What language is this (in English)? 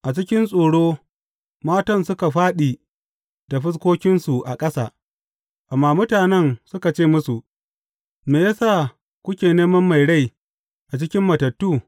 Hausa